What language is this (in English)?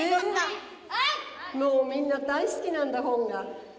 Japanese